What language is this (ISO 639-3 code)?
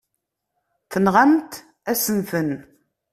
kab